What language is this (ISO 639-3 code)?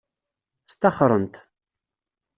kab